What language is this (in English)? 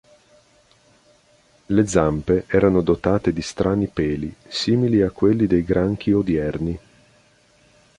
Italian